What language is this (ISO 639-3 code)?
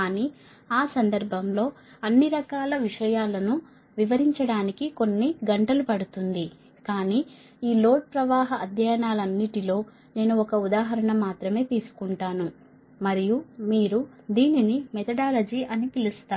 tel